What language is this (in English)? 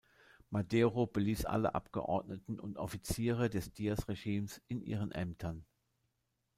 German